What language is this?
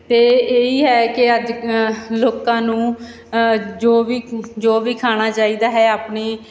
Punjabi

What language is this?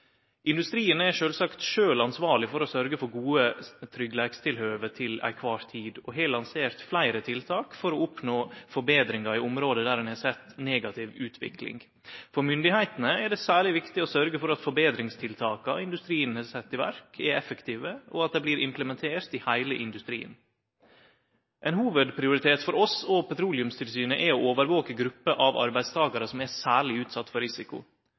Norwegian Nynorsk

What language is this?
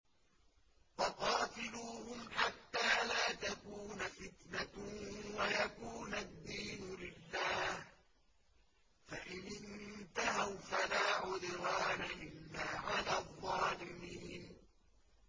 Arabic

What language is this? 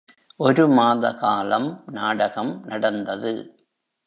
Tamil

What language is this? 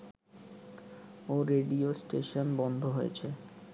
Bangla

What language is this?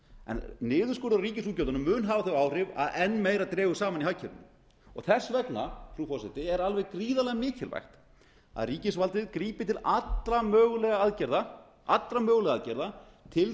Icelandic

